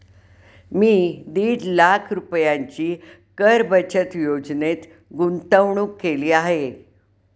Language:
Marathi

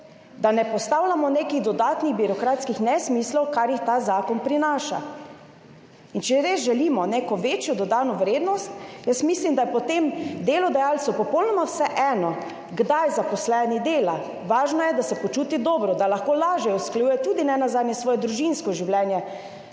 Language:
Slovenian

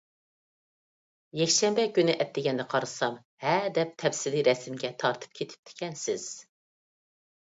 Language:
Uyghur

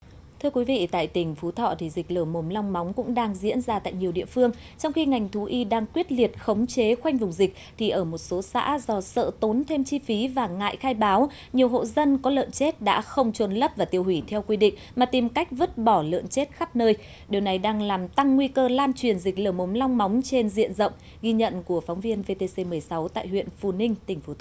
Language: Vietnamese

